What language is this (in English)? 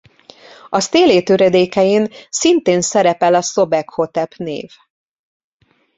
Hungarian